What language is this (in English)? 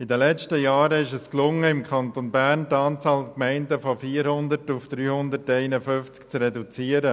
Swiss German